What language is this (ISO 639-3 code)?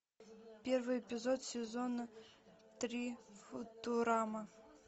rus